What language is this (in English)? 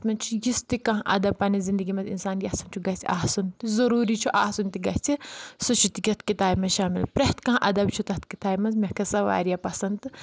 Kashmiri